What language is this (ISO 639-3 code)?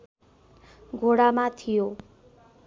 nep